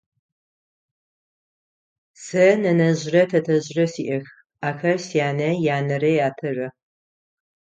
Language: Adyghe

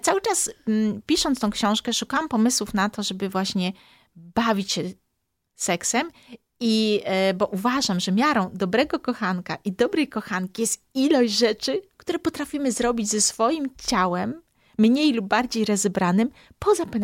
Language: Polish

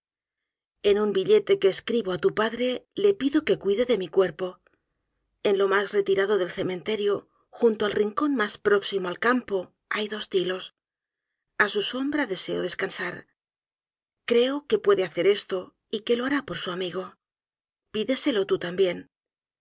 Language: Spanish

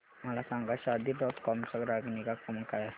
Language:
Marathi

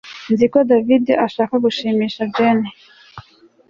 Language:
Kinyarwanda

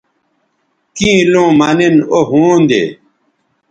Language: Bateri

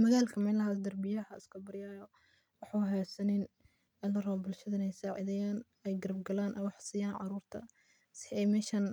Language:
Somali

